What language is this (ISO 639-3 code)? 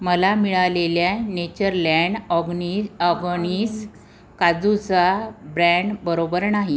mar